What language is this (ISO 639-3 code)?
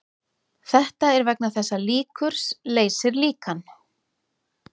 isl